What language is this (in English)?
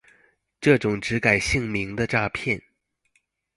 Chinese